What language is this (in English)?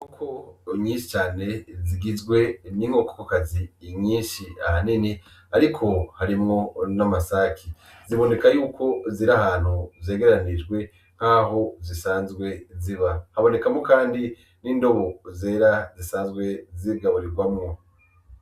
Rundi